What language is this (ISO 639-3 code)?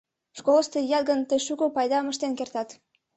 chm